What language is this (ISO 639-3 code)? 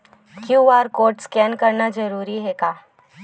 hne